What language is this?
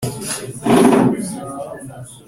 Kinyarwanda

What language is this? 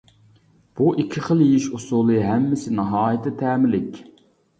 Uyghur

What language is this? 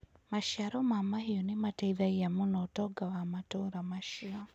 Kikuyu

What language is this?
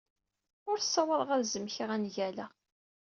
Kabyle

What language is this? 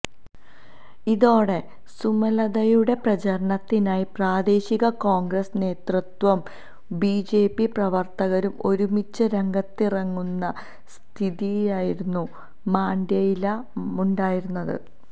Malayalam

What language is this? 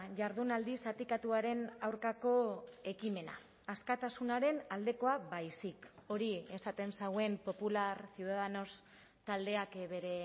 Basque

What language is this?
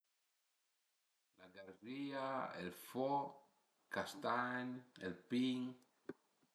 Piedmontese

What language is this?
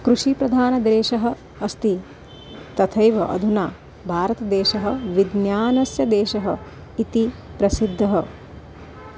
Sanskrit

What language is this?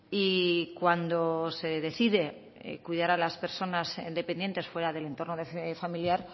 Spanish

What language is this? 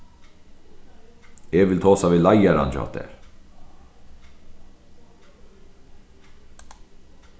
Faroese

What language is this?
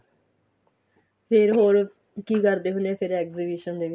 Punjabi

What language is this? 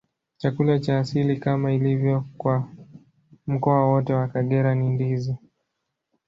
Swahili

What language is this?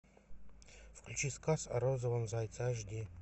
Russian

